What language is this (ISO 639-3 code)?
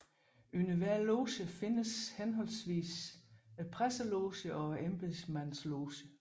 dan